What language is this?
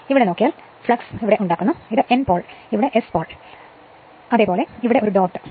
Malayalam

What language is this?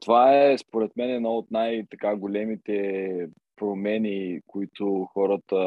Bulgarian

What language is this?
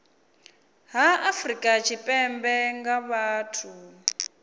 Venda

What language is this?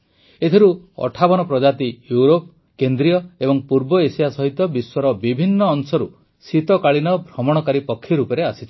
Odia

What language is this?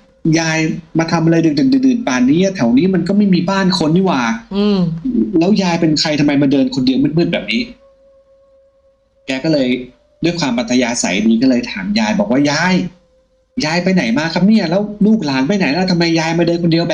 Thai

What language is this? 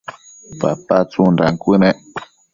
Matsés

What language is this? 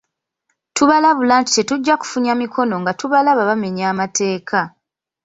Ganda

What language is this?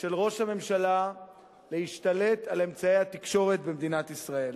Hebrew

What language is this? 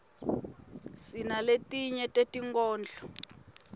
Swati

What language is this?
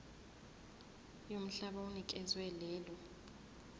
Zulu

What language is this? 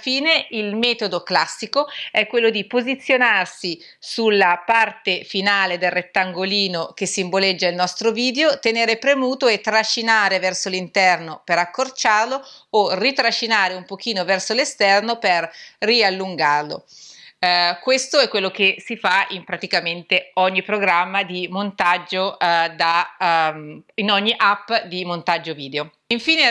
Italian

